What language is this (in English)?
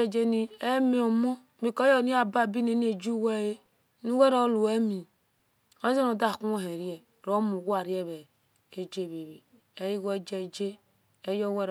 Esan